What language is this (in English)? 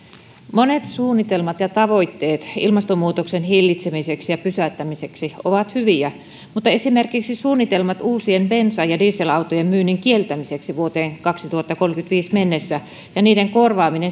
Finnish